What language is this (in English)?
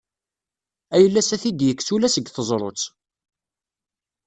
Kabyle